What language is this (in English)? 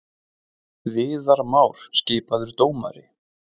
Icelandic